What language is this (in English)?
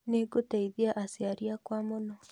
Kikuyu